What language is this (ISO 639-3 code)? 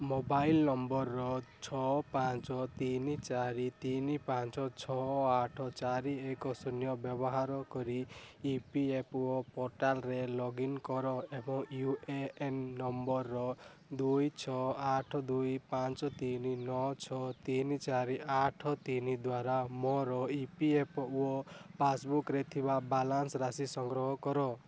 ori